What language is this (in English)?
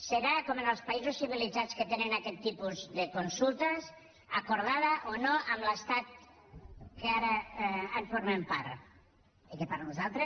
Catalan